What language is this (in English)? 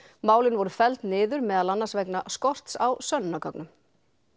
Icelandic